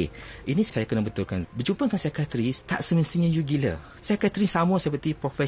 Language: Malay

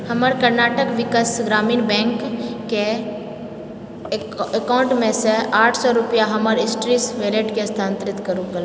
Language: Maithili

